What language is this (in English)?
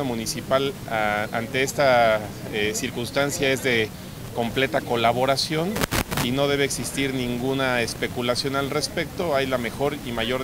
Spanish